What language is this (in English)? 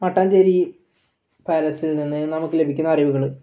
Malayalam